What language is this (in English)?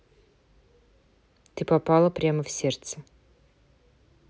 Russian